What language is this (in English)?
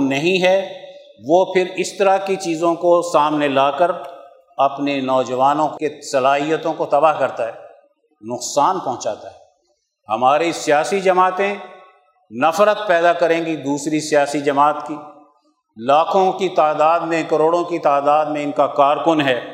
Urdu